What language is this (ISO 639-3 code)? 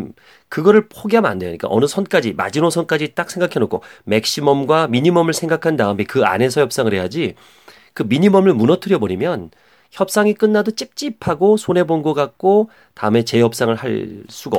kor